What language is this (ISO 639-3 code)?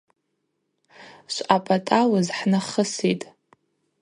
abq